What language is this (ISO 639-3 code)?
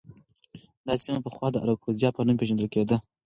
pus